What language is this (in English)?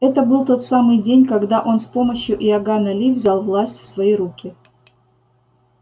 Russian